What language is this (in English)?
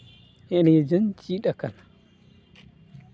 Santali